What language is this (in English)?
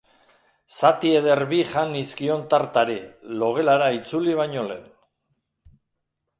Basque